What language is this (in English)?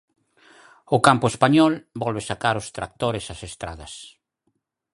Galician